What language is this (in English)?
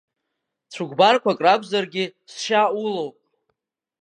Abkhazian